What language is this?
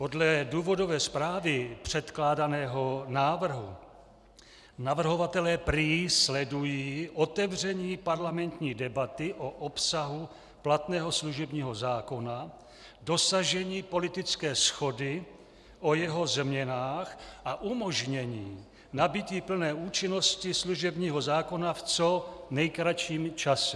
Czech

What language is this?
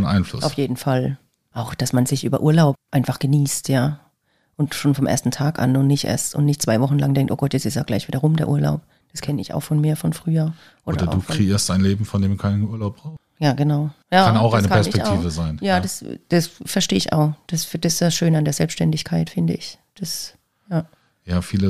German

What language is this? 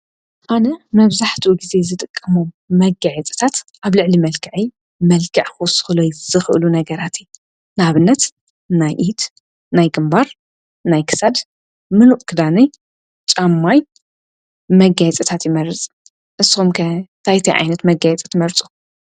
Tigrinya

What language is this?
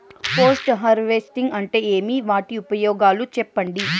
Telugu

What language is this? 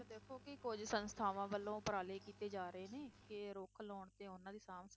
Punjabi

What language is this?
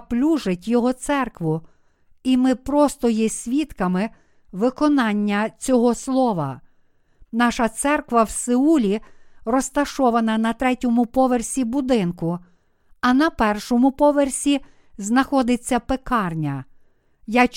Ukrainian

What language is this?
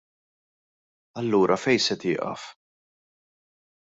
Maltese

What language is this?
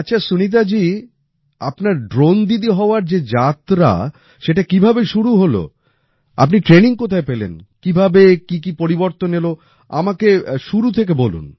Bangla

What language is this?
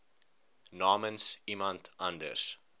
Afrikaans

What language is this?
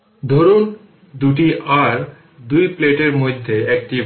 Bangla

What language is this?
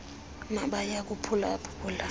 Xhosa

